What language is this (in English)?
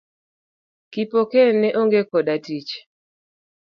Luo (Kenya and Tanzania)